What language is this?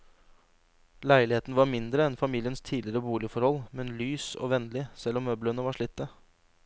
Norwegian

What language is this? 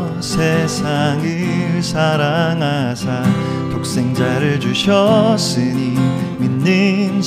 Korean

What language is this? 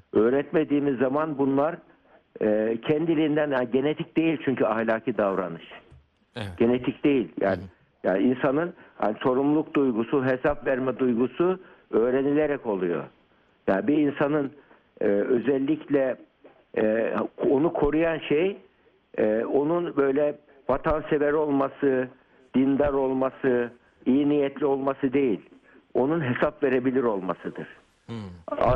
Turkish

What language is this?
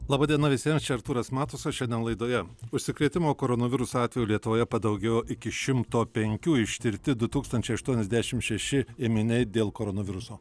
Lithuanian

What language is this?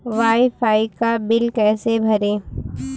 Hindi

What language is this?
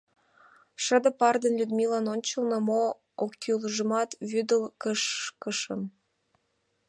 Mari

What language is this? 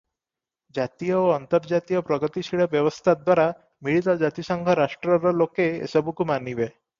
Odia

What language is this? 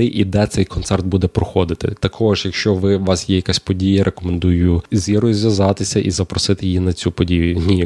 Ukrainian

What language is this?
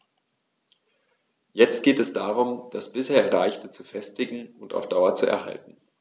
German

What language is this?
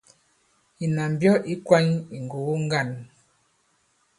Bankon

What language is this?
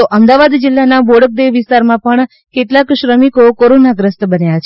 Gujarati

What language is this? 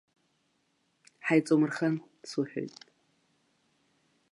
Abkhazian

